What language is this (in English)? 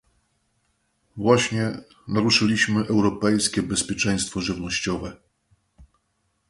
Polish